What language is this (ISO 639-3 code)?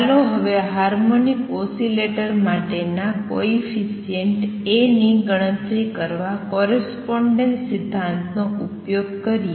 guj